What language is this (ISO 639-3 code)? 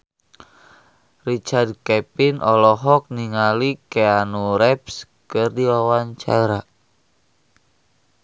sun